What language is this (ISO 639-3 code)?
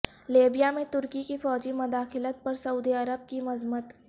urd